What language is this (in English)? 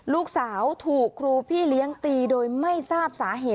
Thai